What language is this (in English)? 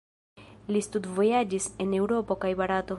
Esperanto